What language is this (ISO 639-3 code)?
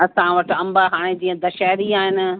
snd